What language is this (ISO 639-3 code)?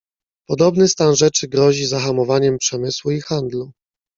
pol